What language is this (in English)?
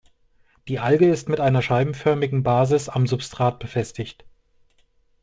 German